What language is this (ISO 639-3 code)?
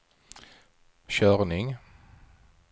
swe